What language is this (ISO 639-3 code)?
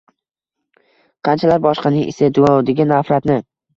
uzb